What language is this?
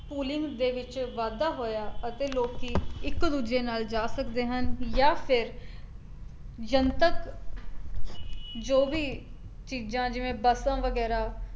Punjabi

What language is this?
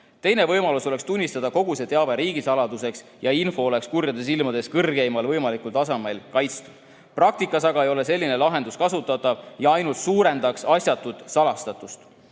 Estonian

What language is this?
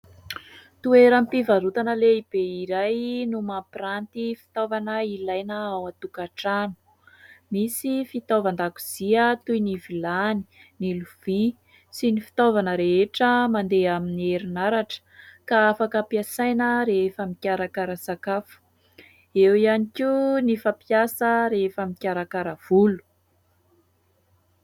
Malagasy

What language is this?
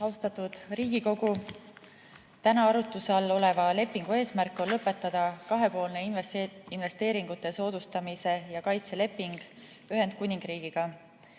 Estonian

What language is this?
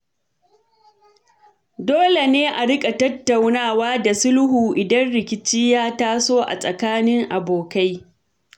Hausa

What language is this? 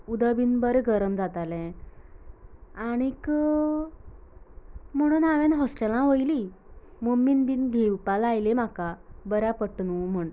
Konkani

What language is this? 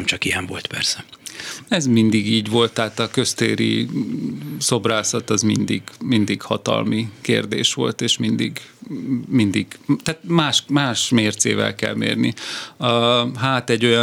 Hungarian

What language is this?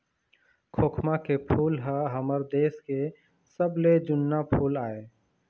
Chhattisgarhi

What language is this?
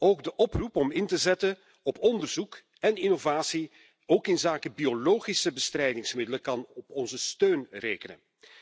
Dutch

